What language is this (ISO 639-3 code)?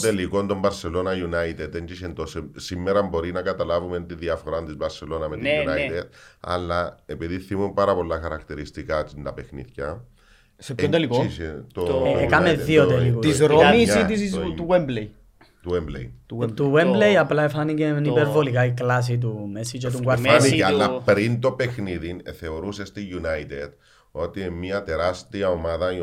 ell